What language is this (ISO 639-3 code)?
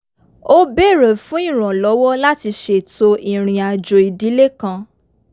yor